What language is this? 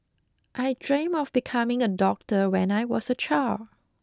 English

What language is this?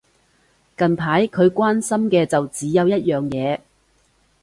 Cantonese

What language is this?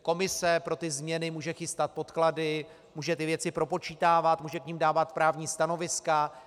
Czech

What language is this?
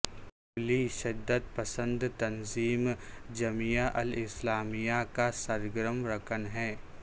Urdu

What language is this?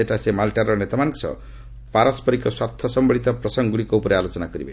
Odia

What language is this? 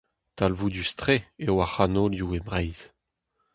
Breton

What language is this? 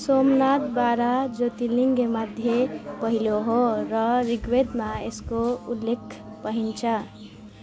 Nepali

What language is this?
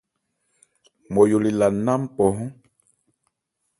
Ebrié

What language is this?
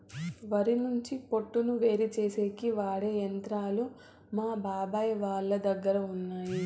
Telugu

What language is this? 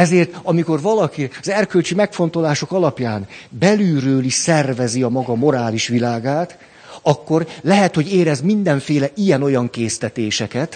Hungarian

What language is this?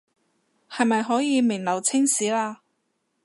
Cantonese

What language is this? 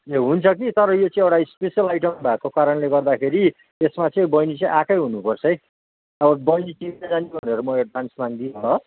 Nepali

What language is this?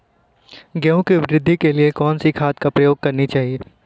Hindi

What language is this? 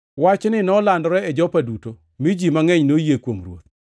Luo (Kenya and Tanzania)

